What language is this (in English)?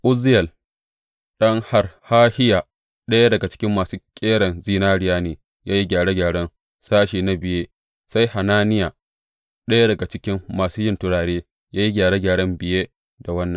Hausa